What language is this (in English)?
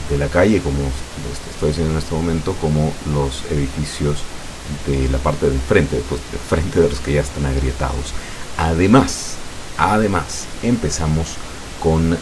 Spanish